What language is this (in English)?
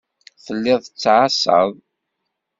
Kabyle